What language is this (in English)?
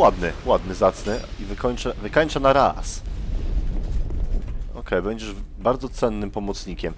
Polish